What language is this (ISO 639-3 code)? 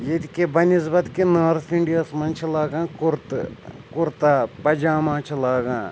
kas